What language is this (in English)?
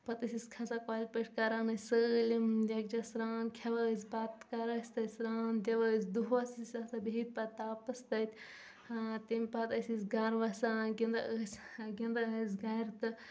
Kashmiri